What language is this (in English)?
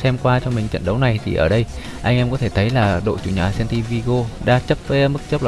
Vietnamese